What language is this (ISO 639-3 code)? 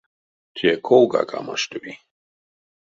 myv